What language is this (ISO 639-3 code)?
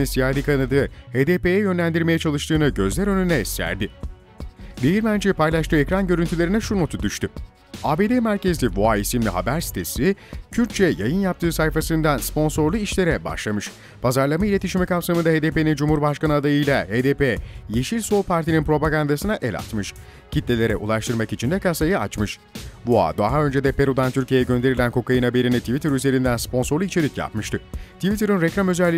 tur